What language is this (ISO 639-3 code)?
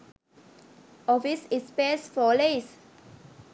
sin